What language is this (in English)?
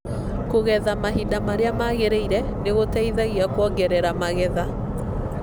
Kikuyu